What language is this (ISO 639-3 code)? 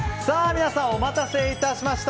jpn